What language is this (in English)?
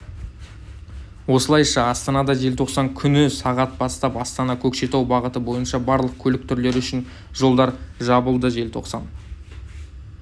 Kazakh